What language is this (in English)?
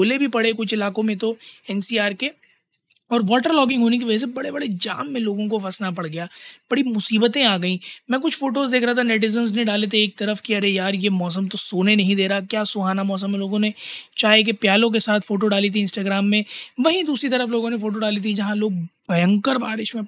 Hindi